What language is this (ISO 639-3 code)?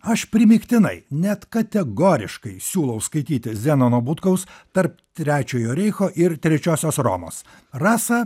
lit